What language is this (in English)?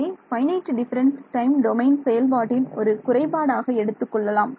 Tamil